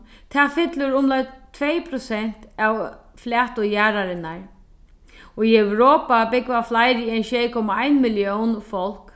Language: Faroese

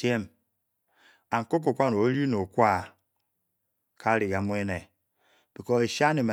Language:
Bokyi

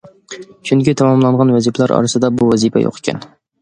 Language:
Uyghur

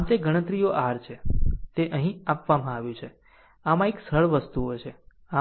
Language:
Gujarati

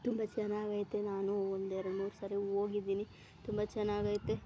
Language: Kannada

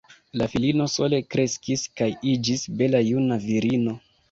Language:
Esperanto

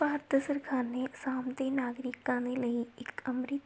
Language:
Punjabi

